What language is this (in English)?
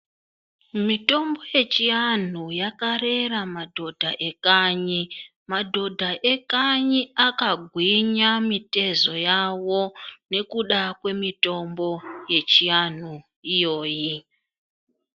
Ndau